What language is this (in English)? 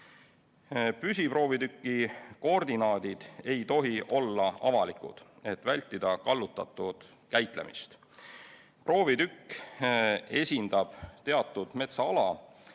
Estonian